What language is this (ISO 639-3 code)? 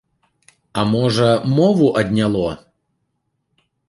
bel